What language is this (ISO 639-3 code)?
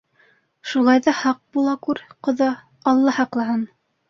bak